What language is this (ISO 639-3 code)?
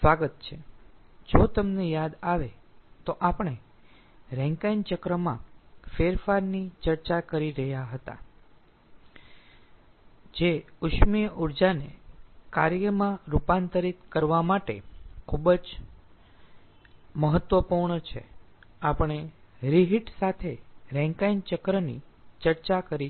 guj